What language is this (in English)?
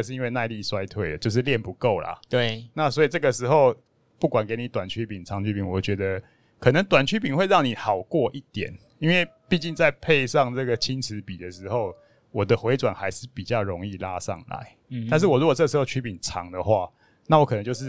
Chinese